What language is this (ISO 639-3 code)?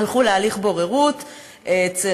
heb